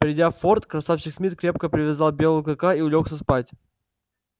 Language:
Russian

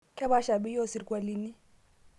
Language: Masai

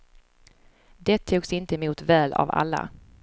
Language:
Swedish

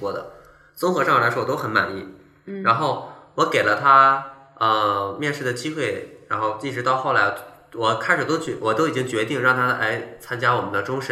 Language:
Chinese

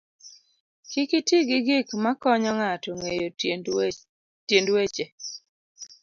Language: Luo (Kenya and Tanzania)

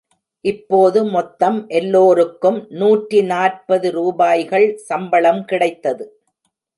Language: Tamil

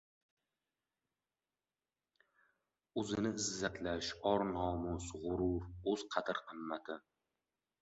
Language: Uzbek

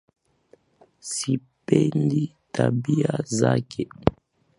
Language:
Swahili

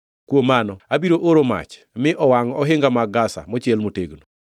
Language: Luo (Kenya and Tanzania)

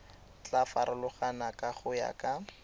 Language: Tswana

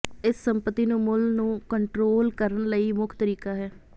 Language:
Punjabi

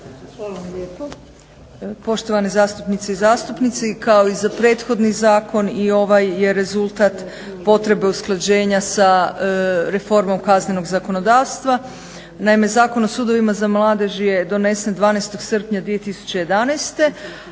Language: Croatian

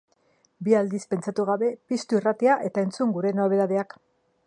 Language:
Basque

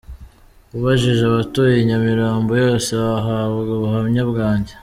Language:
Kinyarwanda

